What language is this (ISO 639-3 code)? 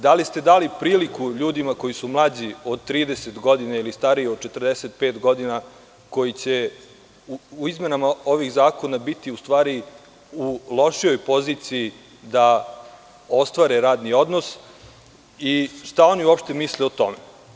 srp